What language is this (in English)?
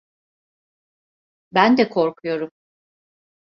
Turkish